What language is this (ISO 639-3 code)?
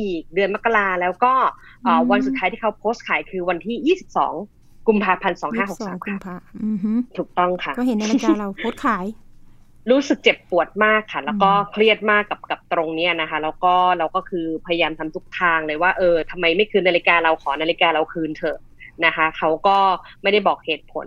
tha